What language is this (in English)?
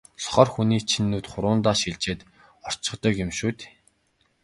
Mongolian